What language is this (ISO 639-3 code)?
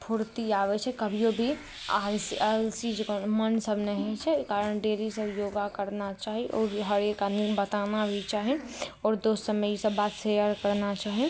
mai